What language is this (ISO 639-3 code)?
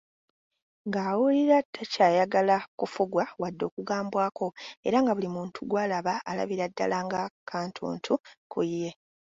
lug